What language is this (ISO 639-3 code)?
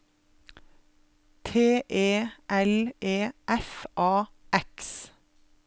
nor